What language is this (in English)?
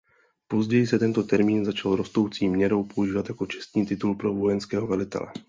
Czech